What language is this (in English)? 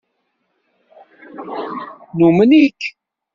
Kabyle